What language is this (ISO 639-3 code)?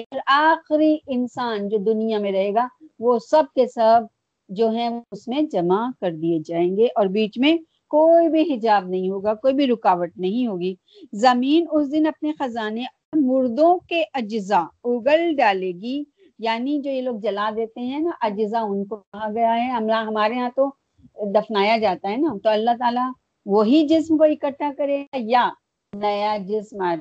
urd